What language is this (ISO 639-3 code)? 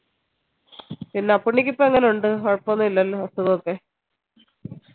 mal